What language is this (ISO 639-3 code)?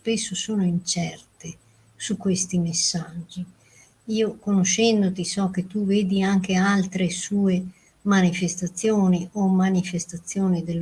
ita